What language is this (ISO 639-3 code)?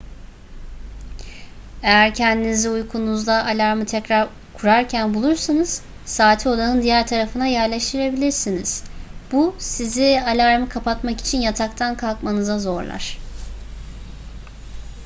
tur